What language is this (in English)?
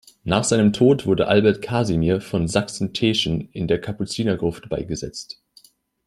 German